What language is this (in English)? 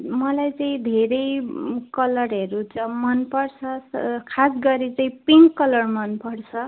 Nepali